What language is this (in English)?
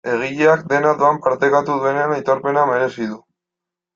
Basque